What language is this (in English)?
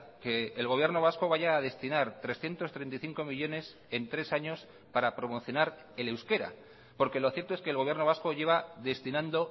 Spanish